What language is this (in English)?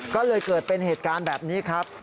Thai